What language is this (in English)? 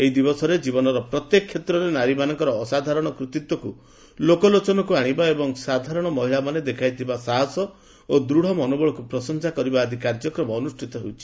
Odia